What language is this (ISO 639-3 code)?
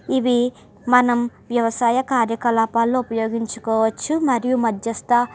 tel